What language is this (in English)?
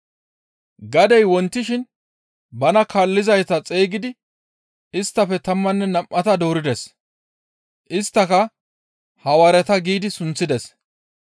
Gamo